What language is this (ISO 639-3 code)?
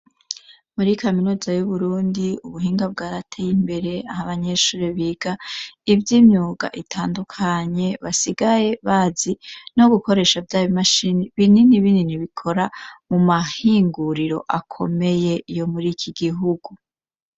run